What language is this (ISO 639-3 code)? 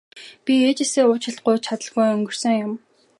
mon